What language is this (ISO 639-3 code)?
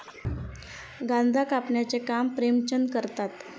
mar